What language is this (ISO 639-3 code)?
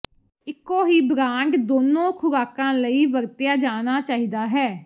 pan